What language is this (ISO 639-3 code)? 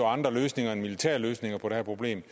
dan